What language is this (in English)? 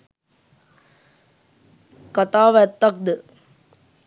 Sinhala